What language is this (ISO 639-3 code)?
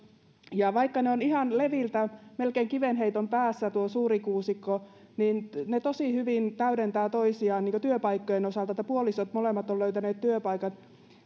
fin